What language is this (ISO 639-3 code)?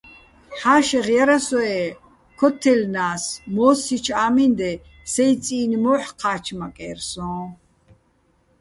bbl